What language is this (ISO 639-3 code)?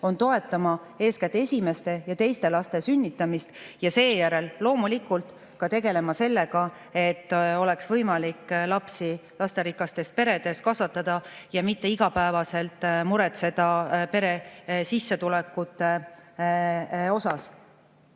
est